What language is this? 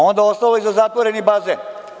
Serbian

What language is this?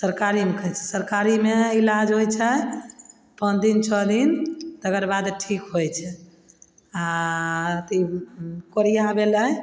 Maithili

